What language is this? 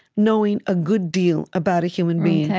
English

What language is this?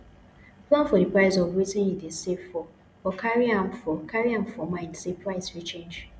Nigerian Pidgin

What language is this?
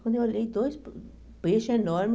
Portuguese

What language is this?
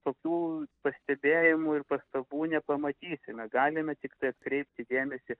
Lithuanian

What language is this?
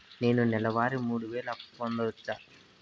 Telugu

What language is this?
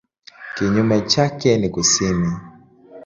Swahili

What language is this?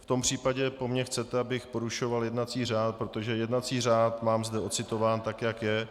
Czech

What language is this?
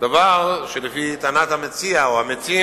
Hebrew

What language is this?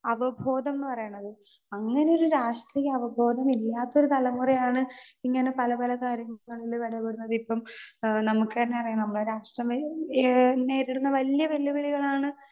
Malayalam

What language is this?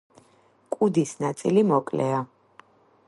Georgian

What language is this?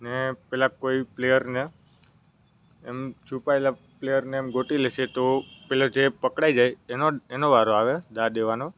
Gujarati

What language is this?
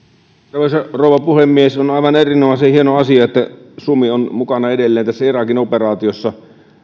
Finnish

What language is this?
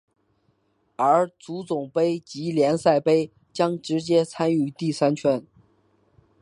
Chinese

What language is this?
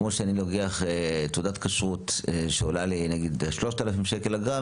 Hebrew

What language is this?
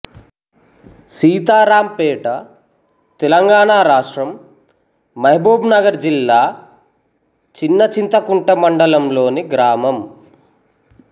Telugu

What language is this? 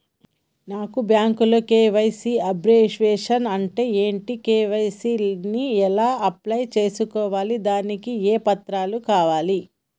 Telugu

